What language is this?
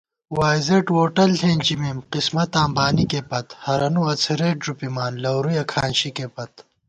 Gawar-Bati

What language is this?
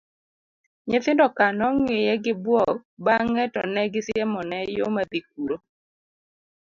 Luo (Kenya and Tanzania)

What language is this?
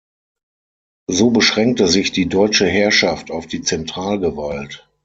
German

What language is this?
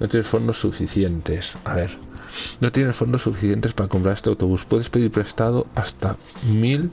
Spanish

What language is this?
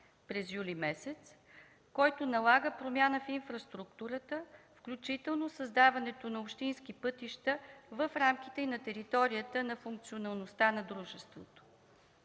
Bulgarian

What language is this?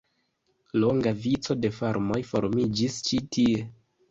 Esperanto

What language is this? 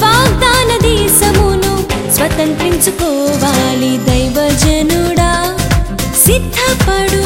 Telugu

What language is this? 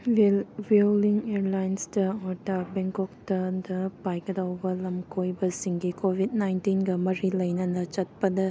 Manipuri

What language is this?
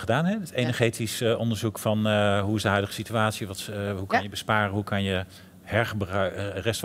Dutch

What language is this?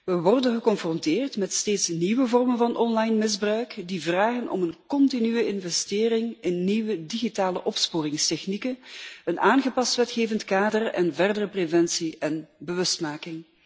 Dutch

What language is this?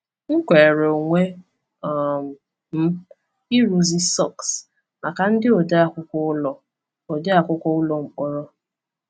Igbo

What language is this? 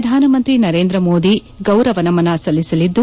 Kannada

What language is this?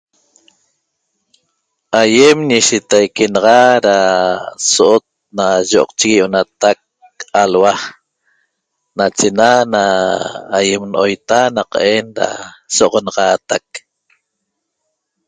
Toba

